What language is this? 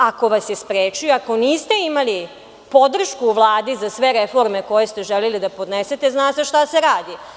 Serbian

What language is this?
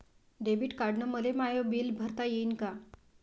Marathi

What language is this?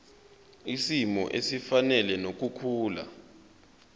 Zulu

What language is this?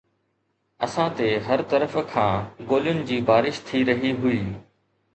Sindhi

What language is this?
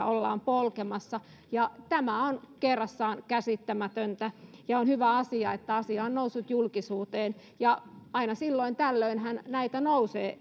Finnish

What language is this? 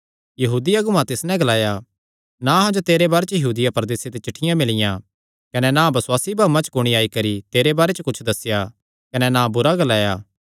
Kangri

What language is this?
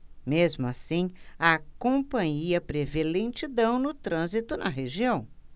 Portuguese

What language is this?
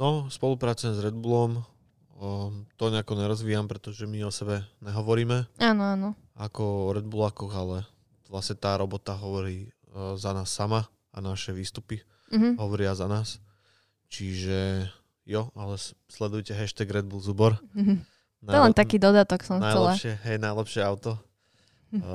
Slovak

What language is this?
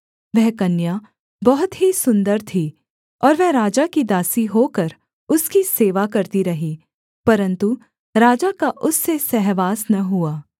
Hindi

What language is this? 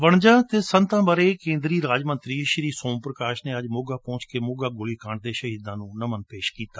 Punjabi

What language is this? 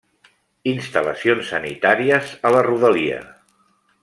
Catalan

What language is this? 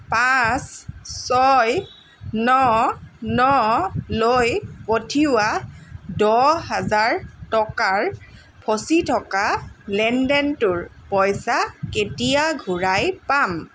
Assamese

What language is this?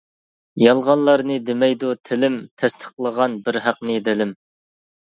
Uyghur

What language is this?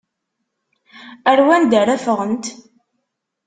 Kabyle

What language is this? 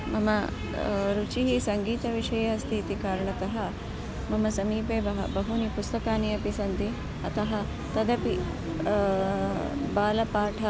Sanskrit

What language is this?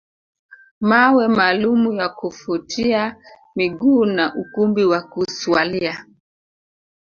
Swahili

